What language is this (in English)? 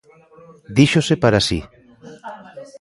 Galician